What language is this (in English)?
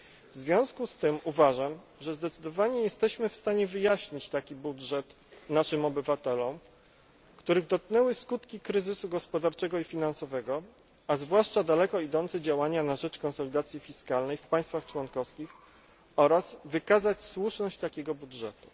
Polish